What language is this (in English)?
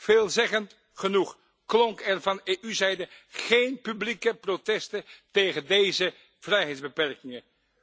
Dutch